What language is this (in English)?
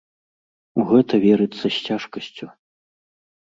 Belarusian